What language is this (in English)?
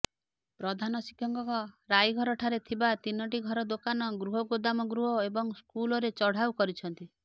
Odia